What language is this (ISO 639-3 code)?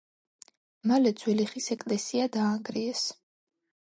kat